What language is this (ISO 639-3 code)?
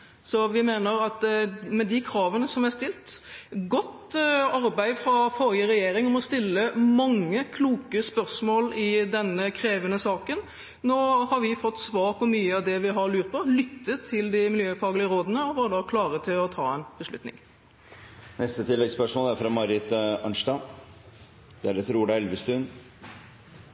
nor